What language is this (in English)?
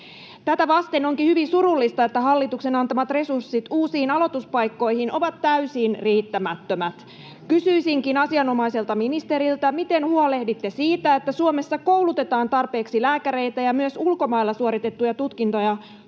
Finnish